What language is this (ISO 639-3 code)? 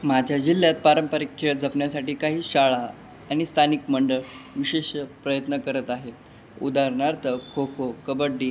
mar